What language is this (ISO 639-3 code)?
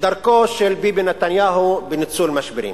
heb